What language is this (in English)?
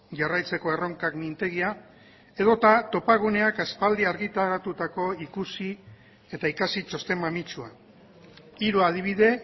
Basque